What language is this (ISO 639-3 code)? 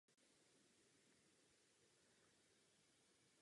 ces